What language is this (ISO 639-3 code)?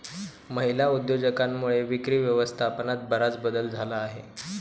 mar